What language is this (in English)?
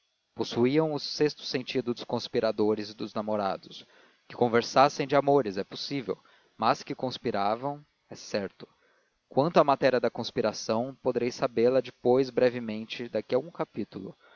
Portuguese